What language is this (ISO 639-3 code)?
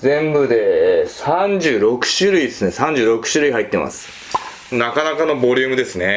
jpn